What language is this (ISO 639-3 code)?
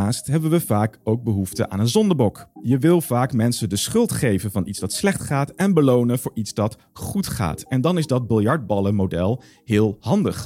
nld